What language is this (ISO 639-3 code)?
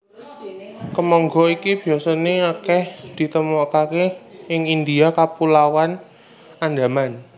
jav